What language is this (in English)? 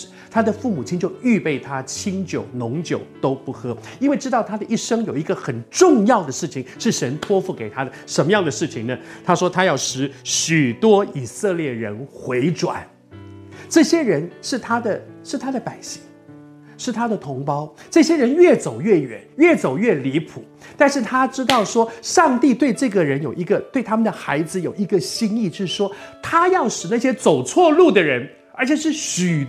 Chinese